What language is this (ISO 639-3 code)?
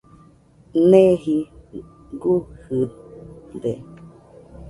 hux